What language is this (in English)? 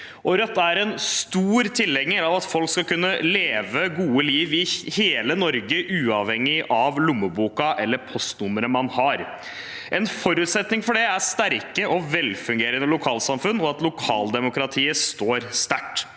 Norwegian